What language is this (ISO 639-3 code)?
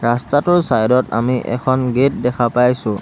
asm